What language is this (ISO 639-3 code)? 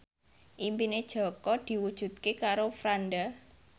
jav